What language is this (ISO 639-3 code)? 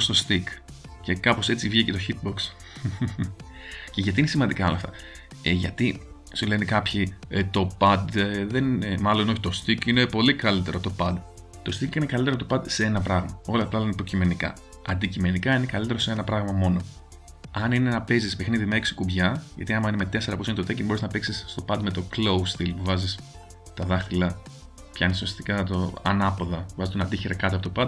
ell